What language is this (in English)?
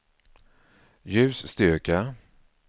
Swedish